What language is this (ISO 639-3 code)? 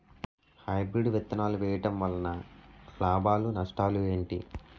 tel